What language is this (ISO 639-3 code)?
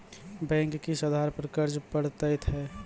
mai